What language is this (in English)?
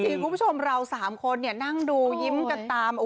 Thai